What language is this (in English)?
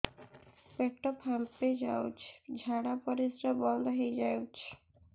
Odia